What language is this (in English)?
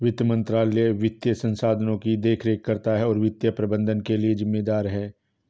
Hindi